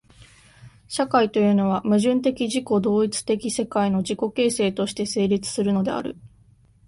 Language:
Japanese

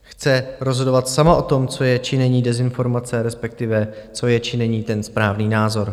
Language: Czech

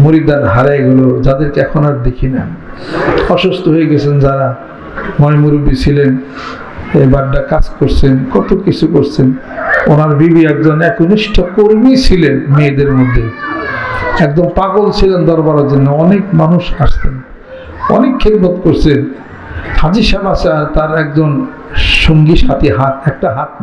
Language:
Arabic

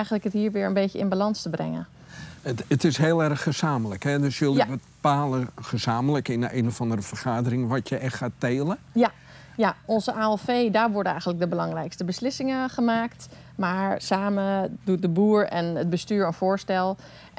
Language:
Dutch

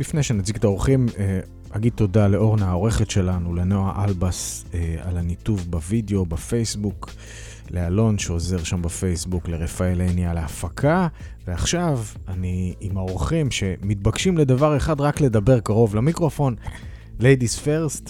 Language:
Hebrew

